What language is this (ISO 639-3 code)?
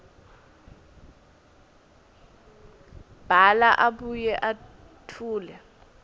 ssw